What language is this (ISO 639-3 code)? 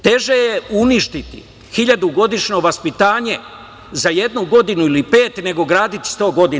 srp